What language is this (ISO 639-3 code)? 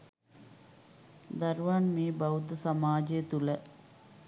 sin